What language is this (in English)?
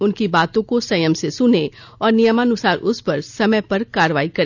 Hindi